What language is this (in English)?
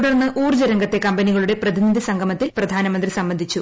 Malayalam